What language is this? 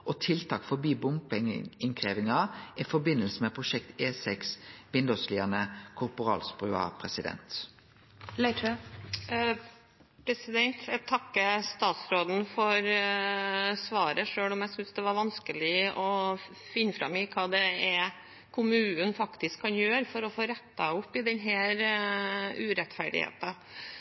Norwegian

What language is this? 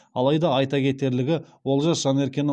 Kazakh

